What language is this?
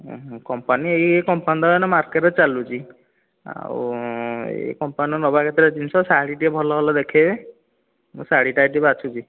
Odia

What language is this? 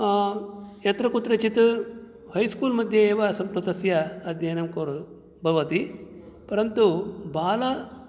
Sanskrit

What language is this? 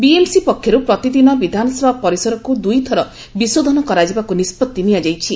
Odia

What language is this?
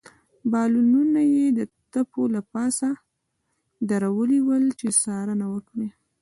Pashto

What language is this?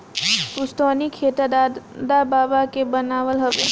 Bhojpuri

